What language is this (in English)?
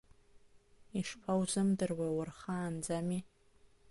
Abkhazian